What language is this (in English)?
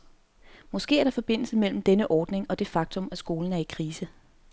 Danish